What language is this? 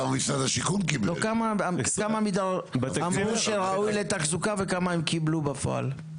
Hebrew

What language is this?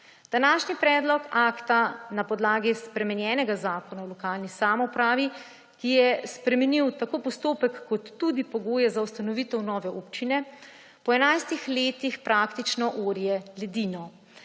Slovenian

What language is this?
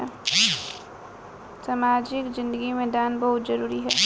Bhojpuri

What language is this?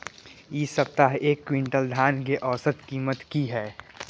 Maithili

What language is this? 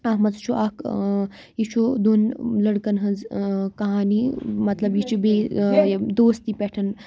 Kashmiri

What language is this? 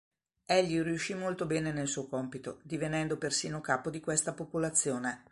Italian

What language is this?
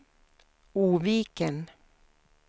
Swedish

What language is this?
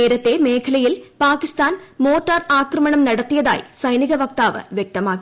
Malayalam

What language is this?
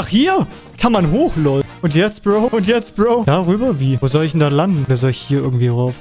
German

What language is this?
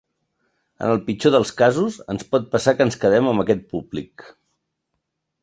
Catalan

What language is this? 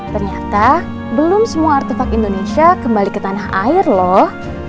Indonesian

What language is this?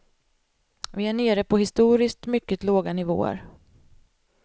Swedish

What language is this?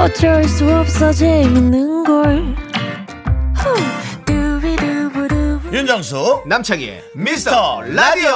Korean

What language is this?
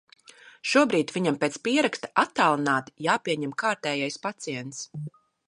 Latvian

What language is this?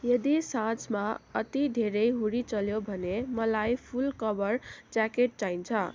Nepali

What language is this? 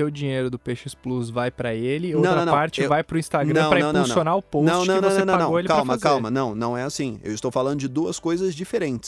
Portuguese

